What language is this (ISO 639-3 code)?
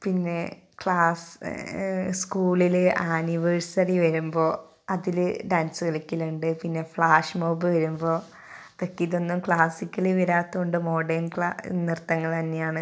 mal